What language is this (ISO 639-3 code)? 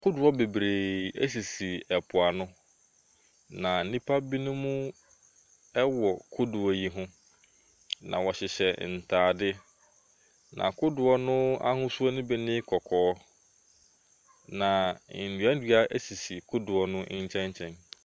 aka